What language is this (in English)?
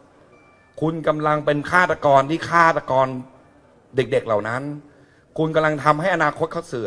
Thai